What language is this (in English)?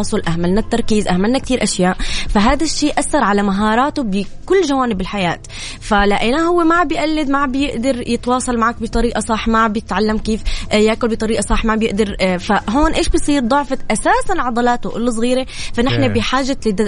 Arabic